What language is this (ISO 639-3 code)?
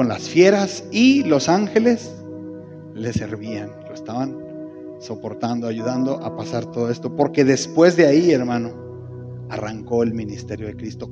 spa